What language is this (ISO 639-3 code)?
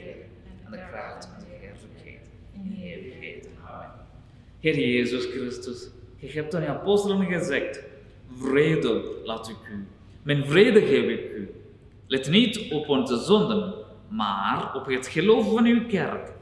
nld